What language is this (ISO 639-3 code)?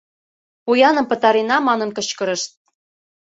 chm